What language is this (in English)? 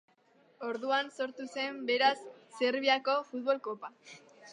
Basque